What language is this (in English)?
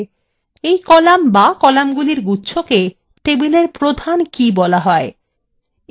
Bangla